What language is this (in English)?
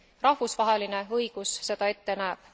Estonian